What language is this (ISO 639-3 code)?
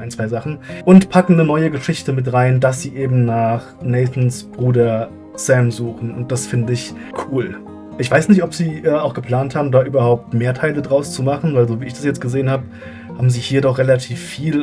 deu